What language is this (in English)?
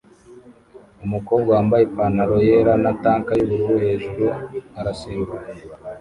Kinyarwanda